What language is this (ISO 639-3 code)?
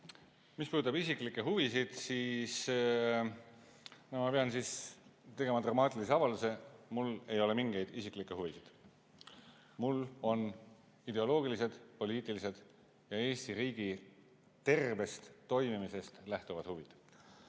est